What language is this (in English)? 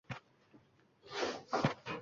Uzbek